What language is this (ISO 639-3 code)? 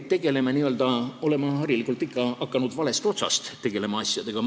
est